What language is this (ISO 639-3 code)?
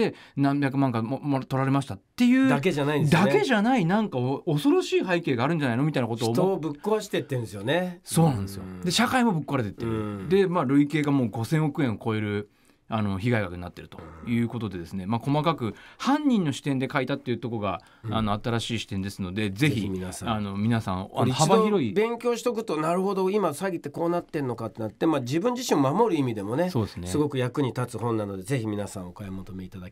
jpn